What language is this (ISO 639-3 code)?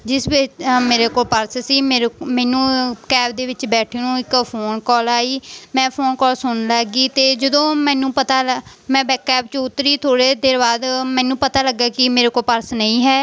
pan